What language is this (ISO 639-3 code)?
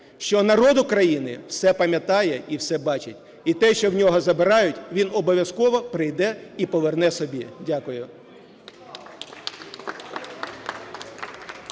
ukr